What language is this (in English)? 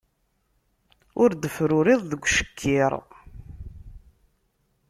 Kabyle